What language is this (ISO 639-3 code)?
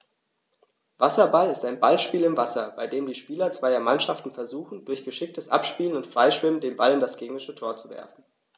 deu